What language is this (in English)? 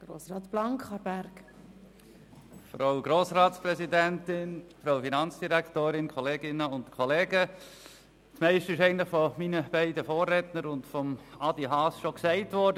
Swiss German